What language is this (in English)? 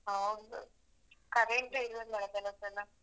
Kannada